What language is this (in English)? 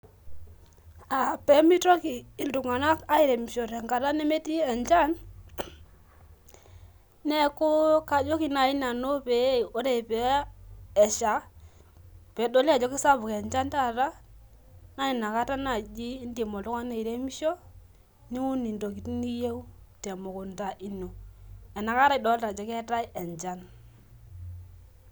Masai